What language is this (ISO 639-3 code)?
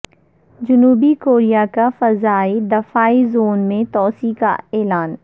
urd